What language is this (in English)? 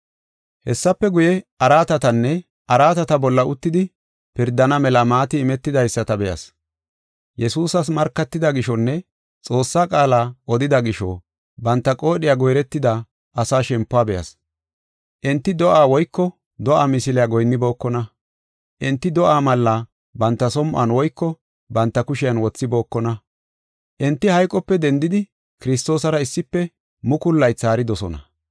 Gofa